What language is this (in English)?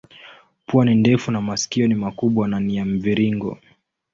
Swahili